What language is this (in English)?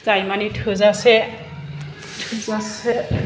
Bodo